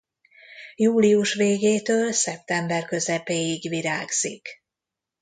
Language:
Hungarian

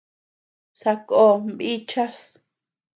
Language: Tepeuxila Cuicatec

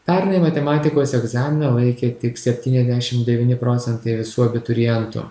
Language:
Lithuanian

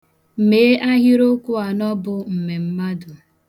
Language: Igbo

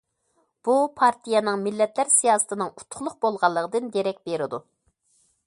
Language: Uyghur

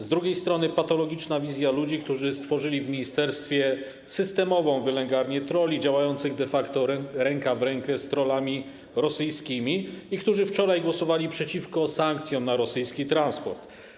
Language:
Polish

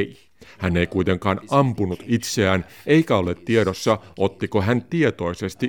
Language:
Finnish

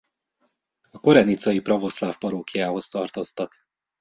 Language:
Hungarian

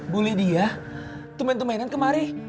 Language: Indonesian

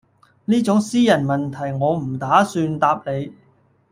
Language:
Cantonese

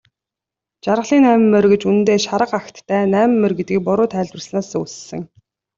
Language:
Mongolian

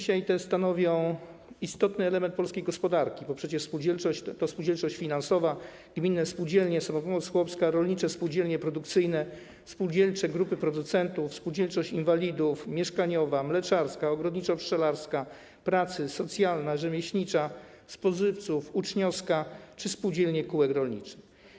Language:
Polish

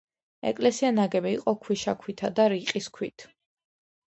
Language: Georgian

